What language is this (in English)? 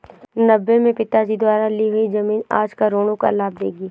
Hindi